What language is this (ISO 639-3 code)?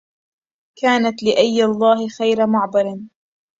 ara